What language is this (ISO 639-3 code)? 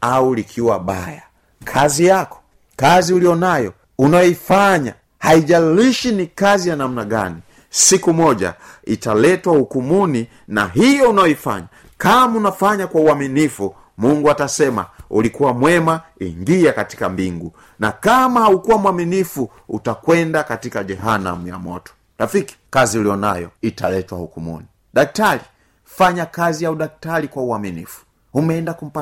swa